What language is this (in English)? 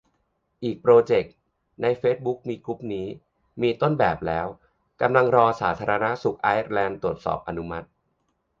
Thai